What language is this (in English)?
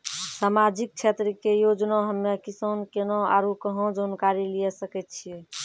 Maithili